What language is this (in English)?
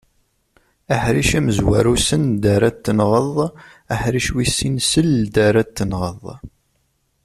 Kabyle